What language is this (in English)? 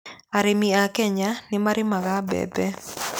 Kikuyu